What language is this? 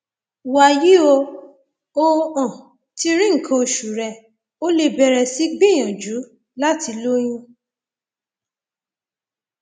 Yoruba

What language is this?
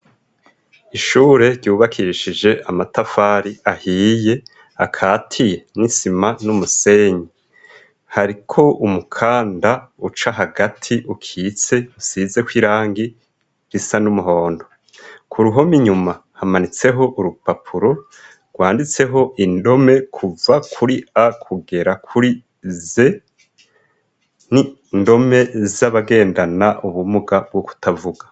Rundi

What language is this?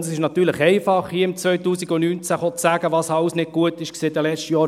Swiss German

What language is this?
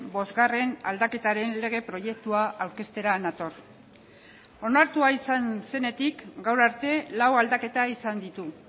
Basque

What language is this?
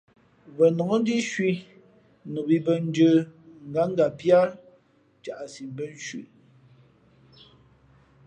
Fe'fe'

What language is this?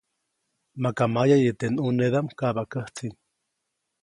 Copainalá Zoque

